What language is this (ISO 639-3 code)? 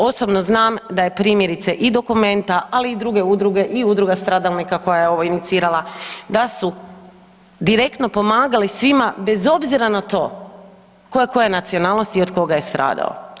hrv